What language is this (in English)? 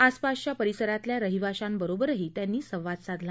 Marathi